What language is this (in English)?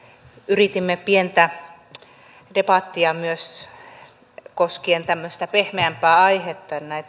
Finnish